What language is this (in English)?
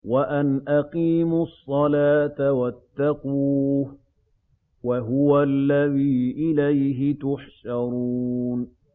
Arabic